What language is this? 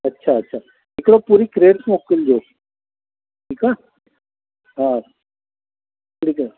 Sindhi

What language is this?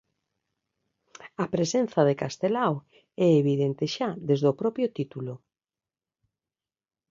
Galician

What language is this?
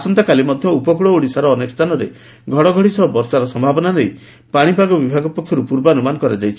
Odia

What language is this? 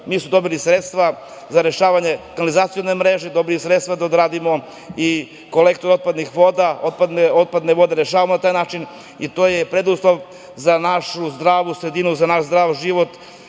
Serbian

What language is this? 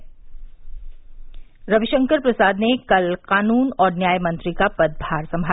Hindi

